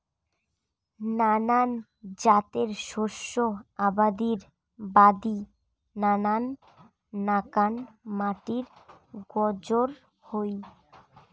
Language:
Bangla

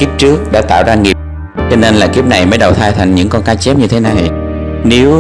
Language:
Vietnamese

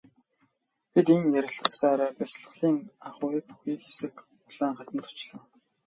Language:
Mongolian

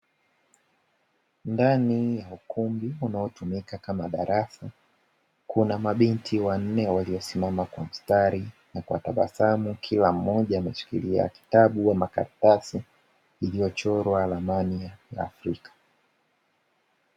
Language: Swahili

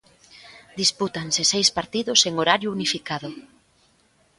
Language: Galician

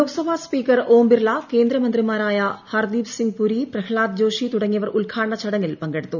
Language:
Malayalam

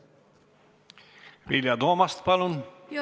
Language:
Estonian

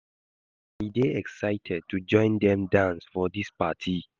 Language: Nigerian Pidgin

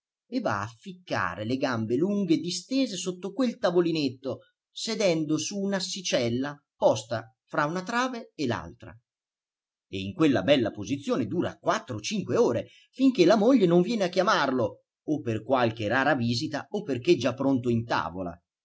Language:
Italian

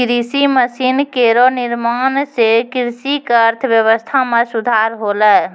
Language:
Maithili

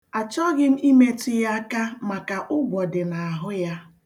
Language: Igbo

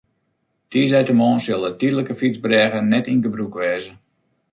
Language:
Western Frisian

